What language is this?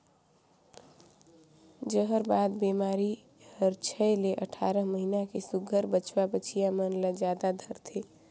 Chhattisgarhi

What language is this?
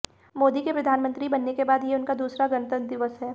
Hindi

